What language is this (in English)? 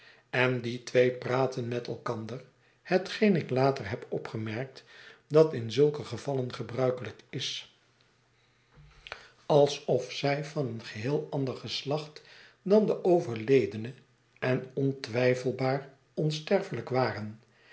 Dutch